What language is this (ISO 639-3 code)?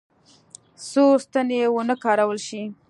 pus